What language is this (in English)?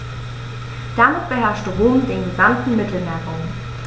German